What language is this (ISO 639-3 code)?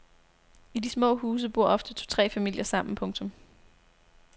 dan